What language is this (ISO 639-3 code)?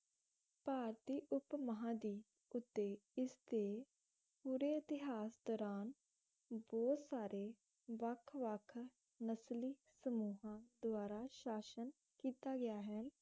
pan